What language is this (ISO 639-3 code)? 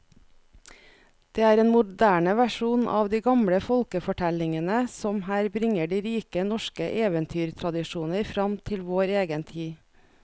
nor